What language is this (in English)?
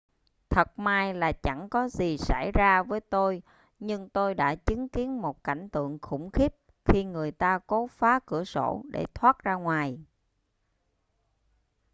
Vietnamese